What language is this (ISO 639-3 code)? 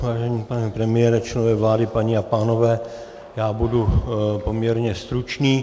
ces